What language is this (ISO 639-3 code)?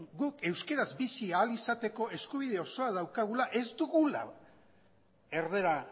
eus